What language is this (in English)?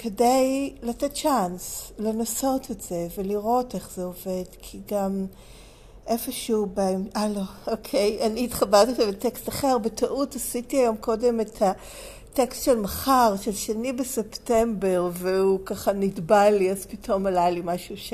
Hebrew